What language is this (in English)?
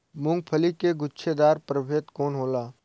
Bhojpuri